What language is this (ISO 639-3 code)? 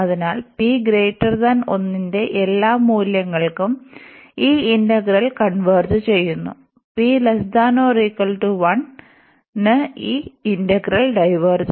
mal